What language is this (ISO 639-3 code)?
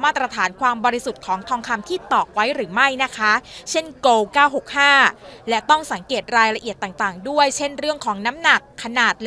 tha